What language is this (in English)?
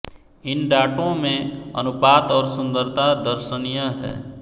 Hindi